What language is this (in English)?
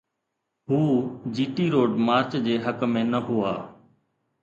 Sindhi